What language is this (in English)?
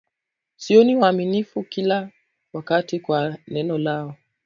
Swahili